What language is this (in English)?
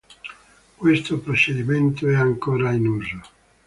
Italian